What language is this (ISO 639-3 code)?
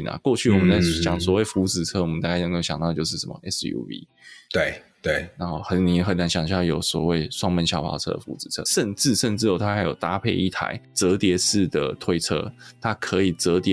zho